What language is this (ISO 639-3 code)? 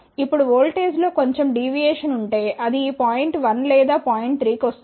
tel